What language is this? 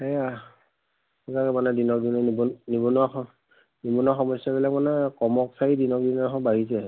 Assamese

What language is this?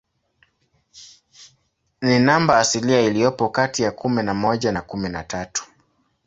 Swahili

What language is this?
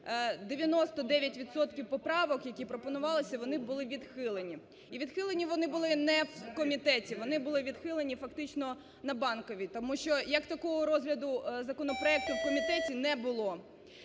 Ukrainian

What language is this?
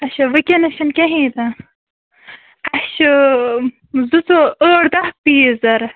Kashmiri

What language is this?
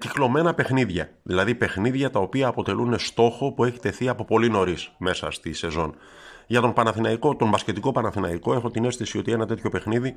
Greek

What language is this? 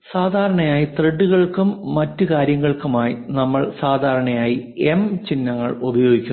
Malayalam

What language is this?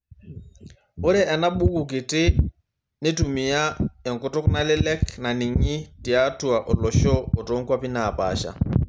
Masai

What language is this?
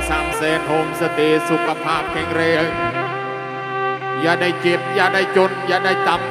Thai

